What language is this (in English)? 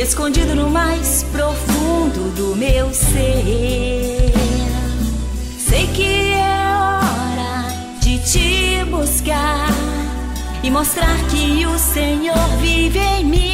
Portuguese